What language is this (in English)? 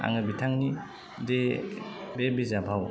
Bodo